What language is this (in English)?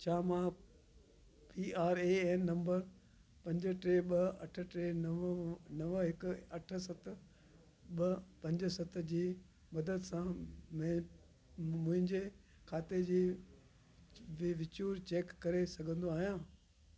Sindhi